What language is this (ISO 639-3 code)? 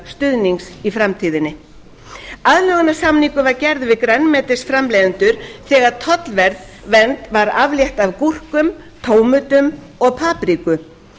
isl